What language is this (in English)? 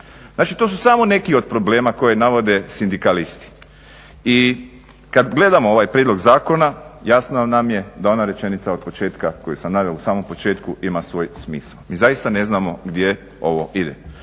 Croatian